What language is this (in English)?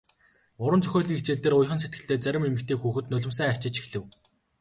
Mongolian